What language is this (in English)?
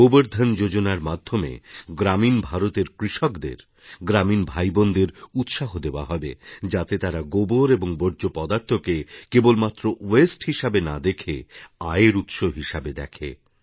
Bangla